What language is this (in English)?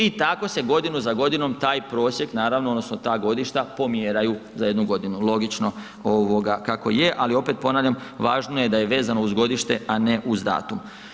Croatian